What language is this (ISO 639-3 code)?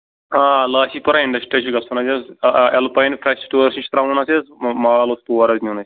kas